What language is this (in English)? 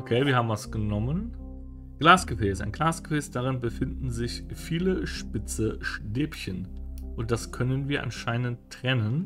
German